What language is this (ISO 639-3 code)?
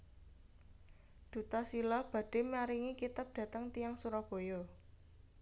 jav